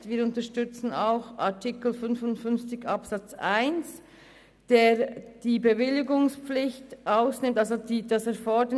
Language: Swiss German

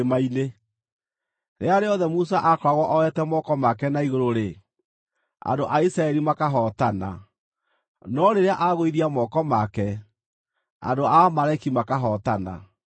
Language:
Kikuyu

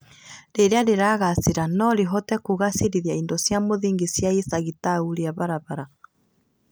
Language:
Kikuyu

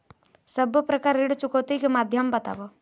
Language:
Chhattisgarhi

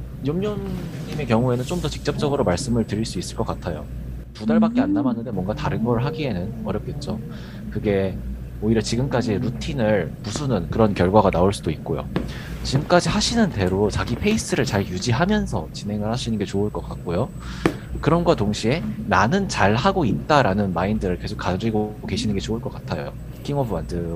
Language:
Korean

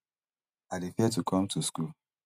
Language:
Nigerian Pidgin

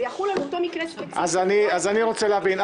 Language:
Hebrew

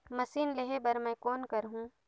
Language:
Chhattisgarhi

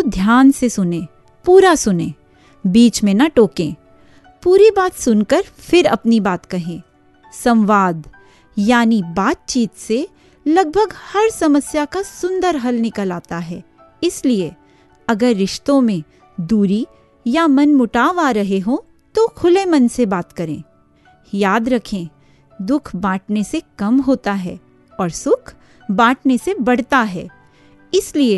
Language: Hindi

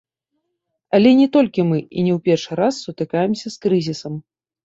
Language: Belarusian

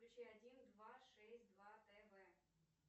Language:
Russian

